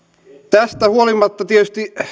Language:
Finnish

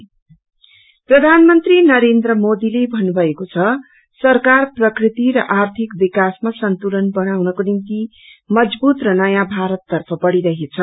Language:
Nepali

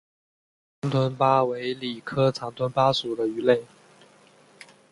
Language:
Chinese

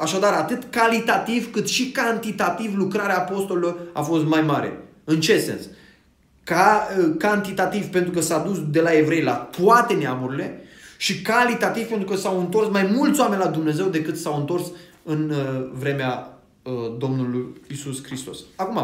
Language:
Romanian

